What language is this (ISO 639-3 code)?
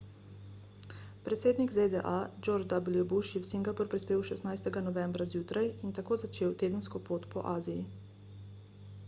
slv